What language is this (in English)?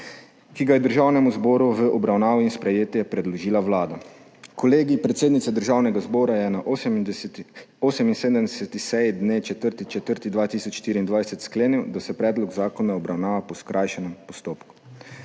Slovenian